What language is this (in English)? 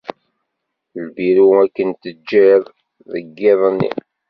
Kabyle